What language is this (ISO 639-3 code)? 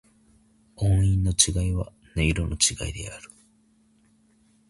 jpn